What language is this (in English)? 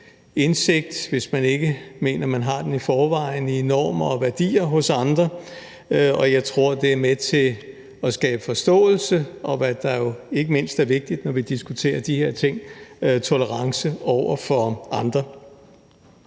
Danish